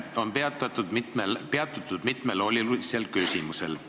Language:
Estonian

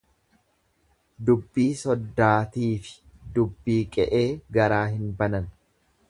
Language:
Oromo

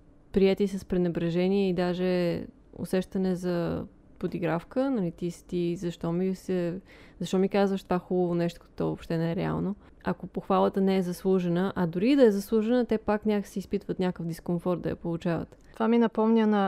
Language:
Bulgarian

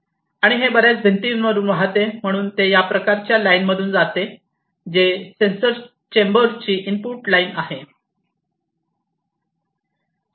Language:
Marathi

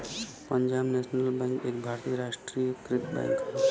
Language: Bhojpuri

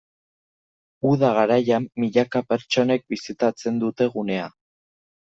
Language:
Basque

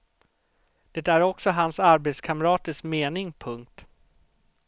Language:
Swedish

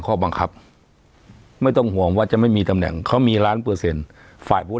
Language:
Thai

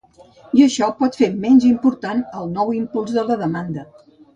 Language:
Catalan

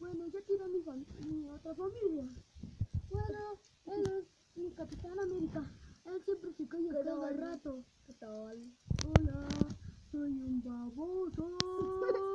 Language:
Spanish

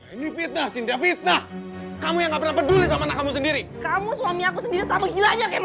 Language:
Indonesian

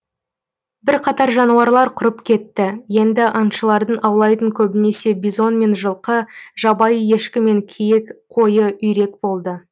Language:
Kazakh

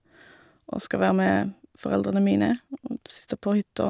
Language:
Norwegian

